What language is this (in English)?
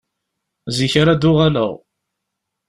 Kabyle